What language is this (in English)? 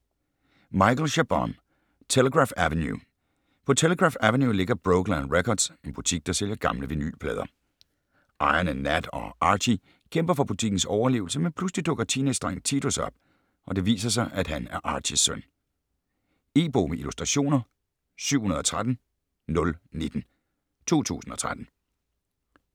Danish